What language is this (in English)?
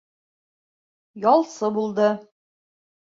Bashkir